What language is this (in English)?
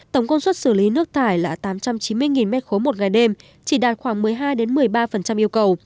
Vietnamese